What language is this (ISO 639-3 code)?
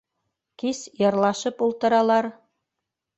bak